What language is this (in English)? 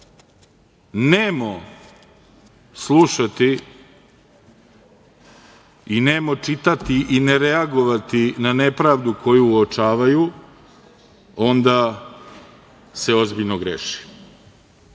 Serbian